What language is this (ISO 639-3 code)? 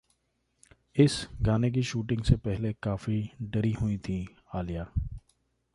hin